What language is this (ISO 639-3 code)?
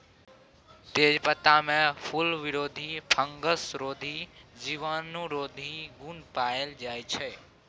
mai